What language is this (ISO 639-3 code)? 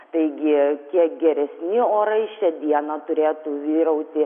lit